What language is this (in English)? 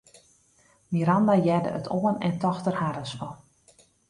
Western Frisian